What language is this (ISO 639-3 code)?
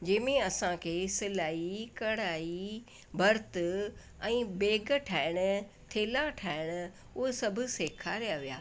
snd